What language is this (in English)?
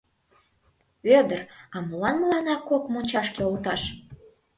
Mari